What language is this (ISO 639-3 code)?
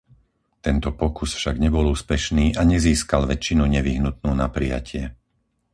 slk